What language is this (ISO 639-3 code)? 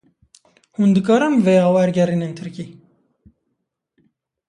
kur